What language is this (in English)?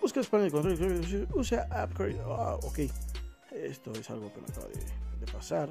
Spanish